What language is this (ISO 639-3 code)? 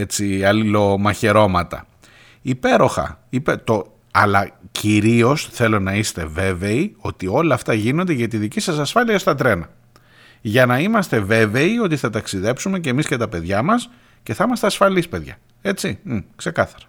ell